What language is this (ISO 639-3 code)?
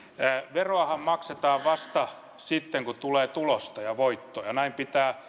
fin